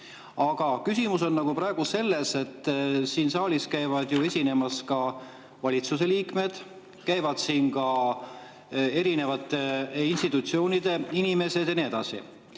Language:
Estonian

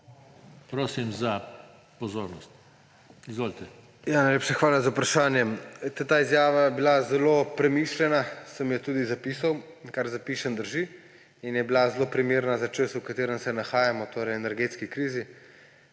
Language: Slovenian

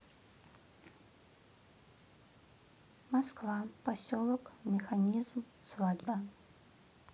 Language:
Russian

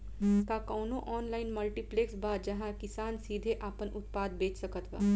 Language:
Bhojpuri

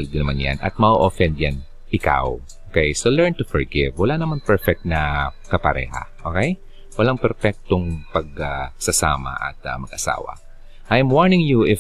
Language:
Filipino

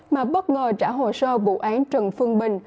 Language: Vietnamese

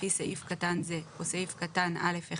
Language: Hebrew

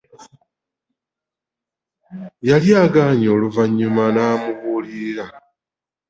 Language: Ganda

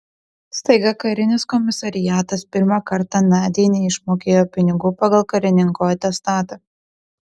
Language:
Lithuanian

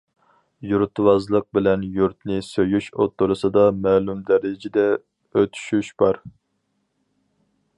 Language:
Uyghur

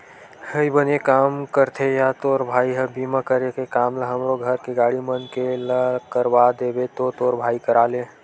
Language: Chhattisgarhi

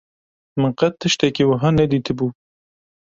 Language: Kurdish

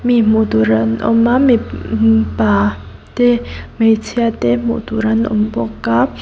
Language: Mizo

